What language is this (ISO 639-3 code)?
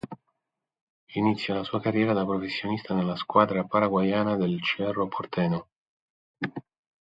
ita